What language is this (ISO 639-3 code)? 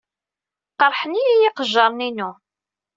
kab